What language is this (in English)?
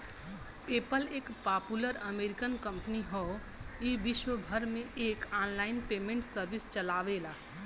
Bhojpuri